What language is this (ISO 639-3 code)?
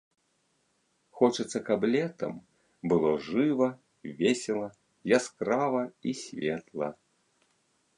bel